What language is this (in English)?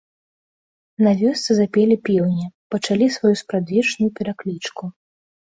Belarusian